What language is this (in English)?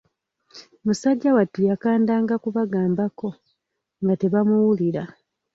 Ganda